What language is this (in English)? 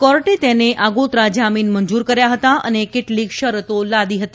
Gujarati